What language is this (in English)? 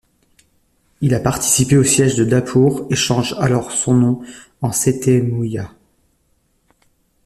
French